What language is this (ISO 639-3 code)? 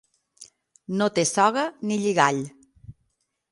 cat